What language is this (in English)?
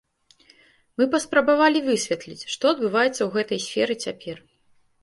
Belarusian